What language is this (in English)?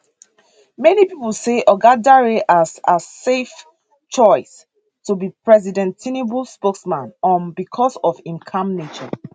Nigerian Pidgin